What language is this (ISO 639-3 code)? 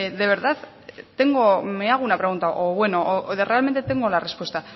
spa